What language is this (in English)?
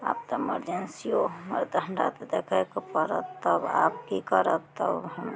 Maithili